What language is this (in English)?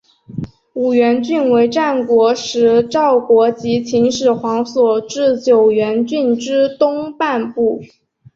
Chinese